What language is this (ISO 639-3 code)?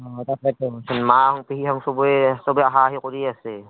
asm